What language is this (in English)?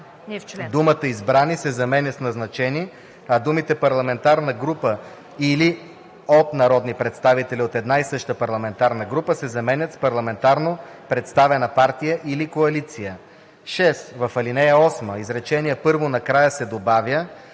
Bulgarian